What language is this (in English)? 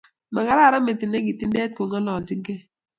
Kalenjin